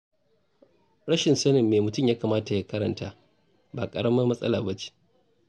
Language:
Hausa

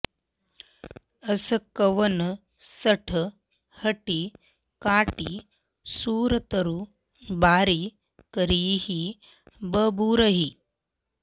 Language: Sanskrit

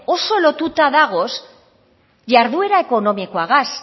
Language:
Basque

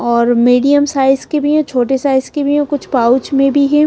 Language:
Hindi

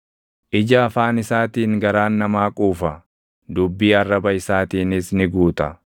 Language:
Oromo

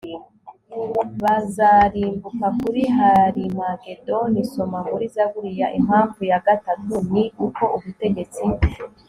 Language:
Kinyarwanda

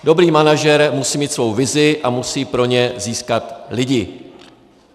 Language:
Czech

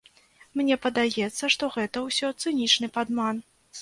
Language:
Belarusian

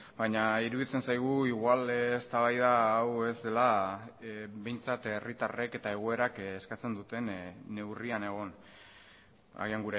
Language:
Basque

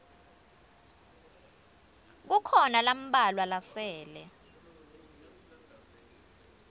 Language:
Swati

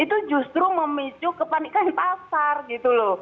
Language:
Indonesian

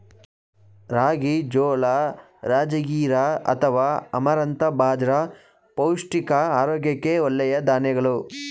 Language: Kannada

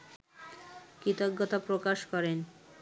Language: Bangla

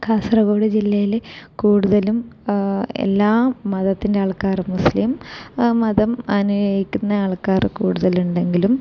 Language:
Malayalam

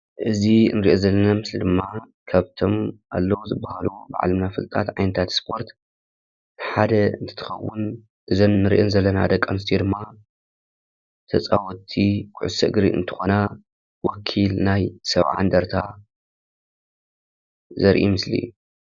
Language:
Tigrinya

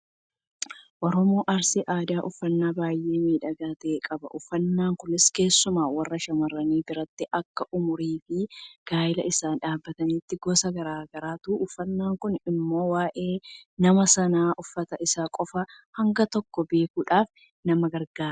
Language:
Oromo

